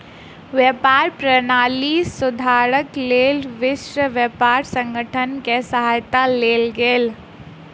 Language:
Maithili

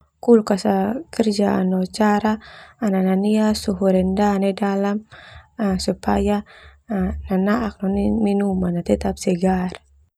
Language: Termanu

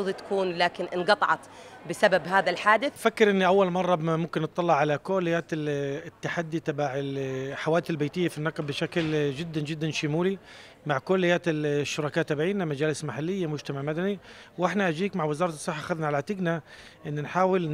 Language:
Arabic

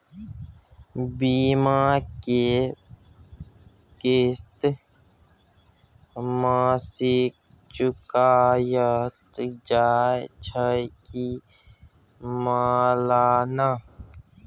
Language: Maithili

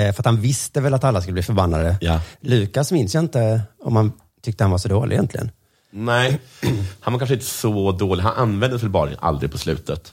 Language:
Swedish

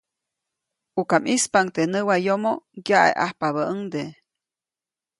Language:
Copainalá Zoque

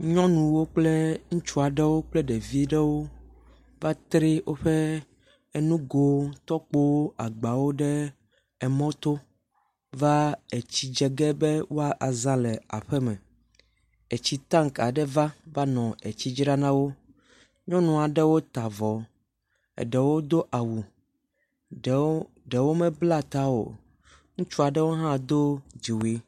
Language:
Ewe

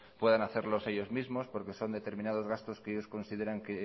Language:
Spanish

